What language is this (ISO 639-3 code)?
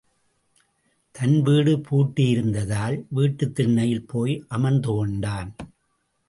tam